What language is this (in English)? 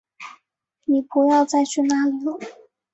Chinese